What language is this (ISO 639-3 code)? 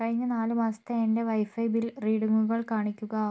mal